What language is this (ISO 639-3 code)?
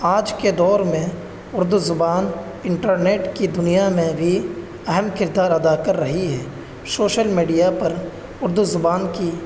urd